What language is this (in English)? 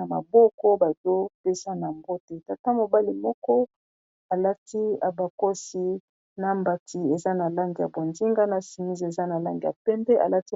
Lingala